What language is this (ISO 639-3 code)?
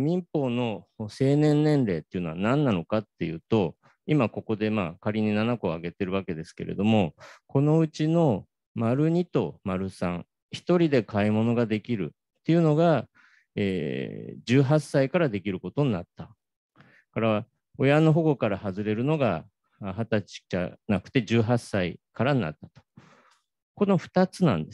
jpn